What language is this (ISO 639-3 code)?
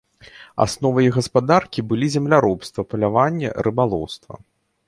bel